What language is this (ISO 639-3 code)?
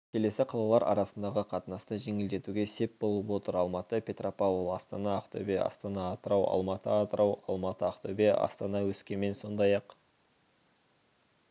kaz